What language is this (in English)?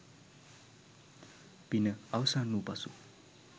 Sinhala